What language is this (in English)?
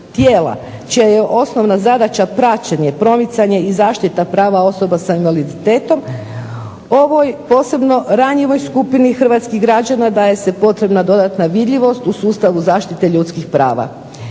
Croatian